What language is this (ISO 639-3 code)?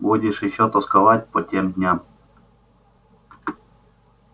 rus